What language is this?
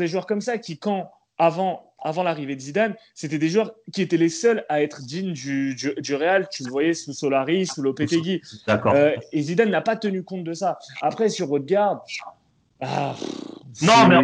French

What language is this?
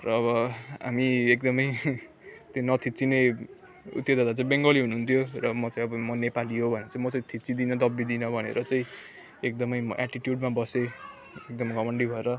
Nepali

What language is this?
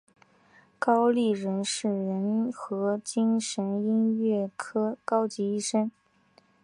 Chinese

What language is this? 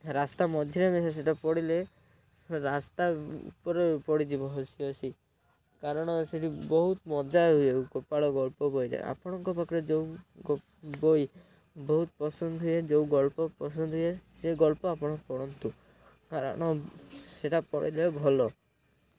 Odia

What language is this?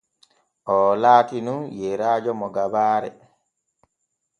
Borgu Fulfulde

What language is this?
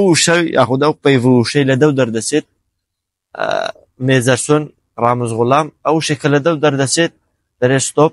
Arabic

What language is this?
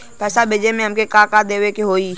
Bhojpuri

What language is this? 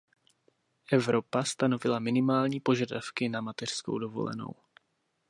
Czech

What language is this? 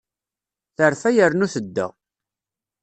Kabyle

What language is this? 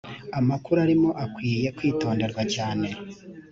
Kinyarwanda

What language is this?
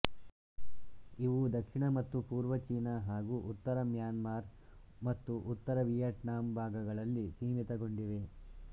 Kannada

